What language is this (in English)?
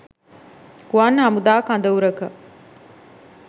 Sinhala